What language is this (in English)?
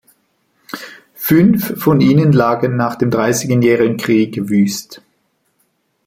German